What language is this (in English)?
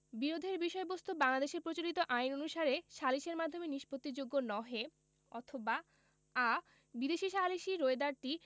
Bangla